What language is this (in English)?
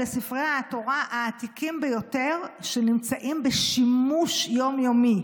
Hebrew